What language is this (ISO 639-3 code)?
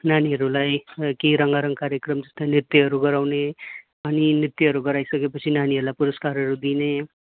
nep